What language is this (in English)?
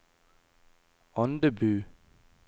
Norwegian